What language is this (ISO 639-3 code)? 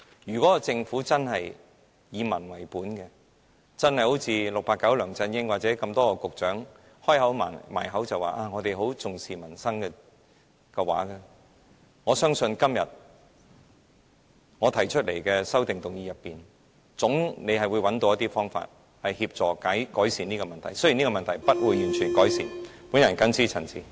yue